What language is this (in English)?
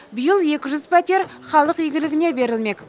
Kazakh